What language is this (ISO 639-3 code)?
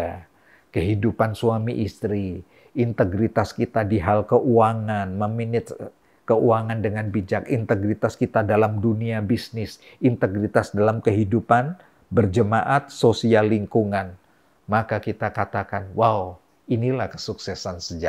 ind